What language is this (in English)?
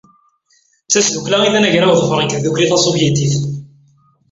Kabyle